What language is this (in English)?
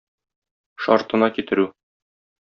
Tatar